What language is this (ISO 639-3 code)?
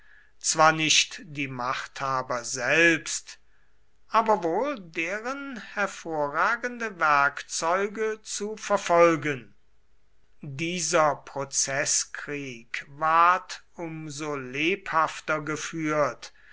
deu